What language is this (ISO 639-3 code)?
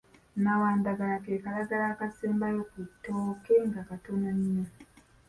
lug